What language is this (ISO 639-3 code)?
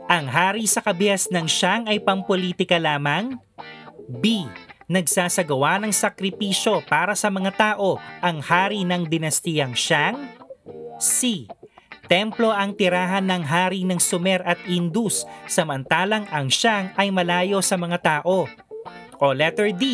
fil